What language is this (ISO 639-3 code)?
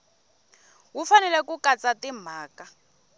tso